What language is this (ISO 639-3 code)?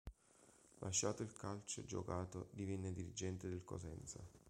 ita